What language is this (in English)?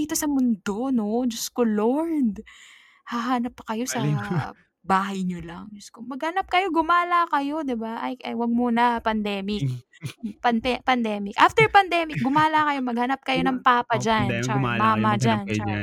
Filipino